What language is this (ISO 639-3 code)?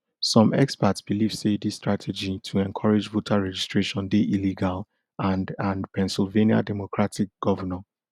pcm